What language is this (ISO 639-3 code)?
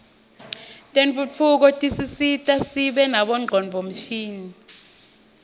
ssw